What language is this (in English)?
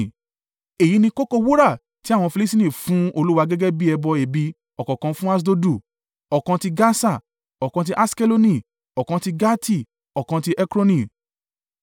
Yoruba